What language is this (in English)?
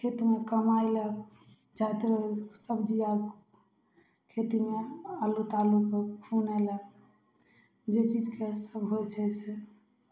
Maithili